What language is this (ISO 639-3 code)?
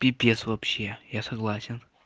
rus